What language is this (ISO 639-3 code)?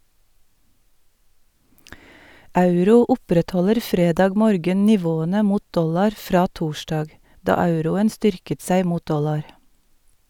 nor